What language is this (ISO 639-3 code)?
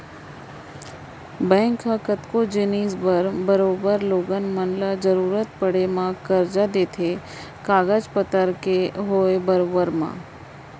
hne